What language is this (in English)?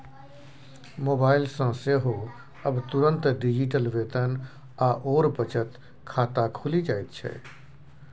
Maithili